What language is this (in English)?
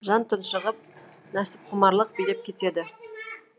Kazakh